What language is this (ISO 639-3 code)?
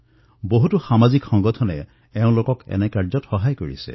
asm